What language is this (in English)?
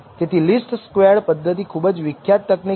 Gujarati